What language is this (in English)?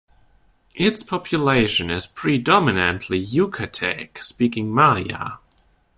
English